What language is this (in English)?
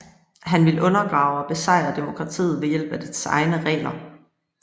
Danish